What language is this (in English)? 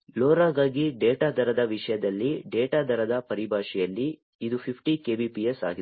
Kannada